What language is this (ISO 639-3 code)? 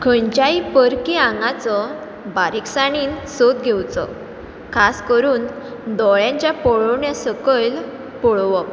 kok